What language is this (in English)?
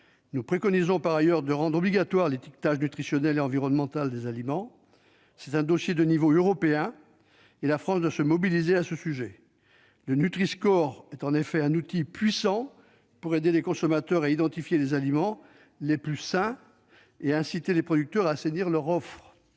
French